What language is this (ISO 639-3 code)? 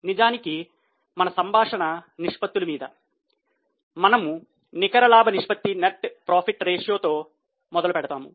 tel